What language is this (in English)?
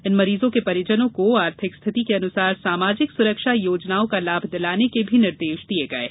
Hindi